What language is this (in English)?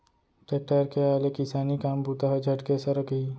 Chhattisgarhi